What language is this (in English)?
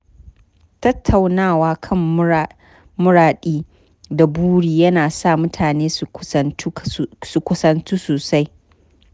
Hausa